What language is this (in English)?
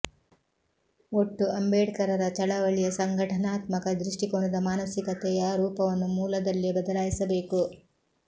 Kannada